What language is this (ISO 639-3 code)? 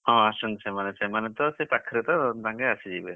ori